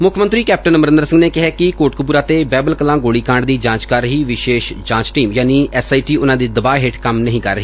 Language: Punjabi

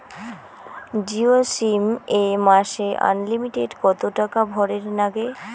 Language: Bangla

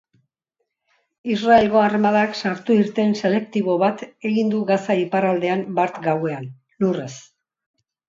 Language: Basque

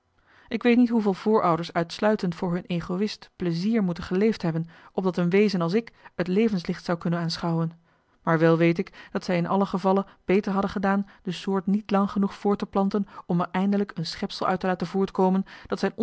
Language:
Dutch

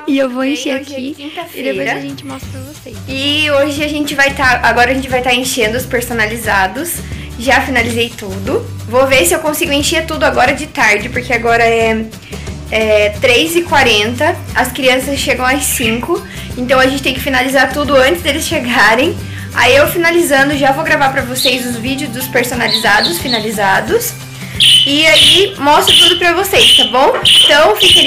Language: Portuguese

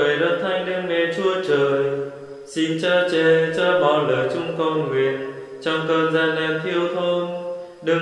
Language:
Vietnamese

